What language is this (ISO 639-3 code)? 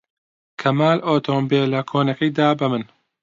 ckb